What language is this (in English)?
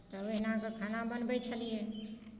Maithili